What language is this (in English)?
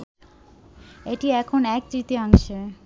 Bangla